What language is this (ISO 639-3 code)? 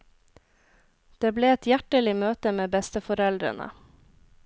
nor